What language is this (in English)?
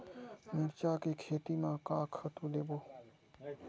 Chhattisgarhi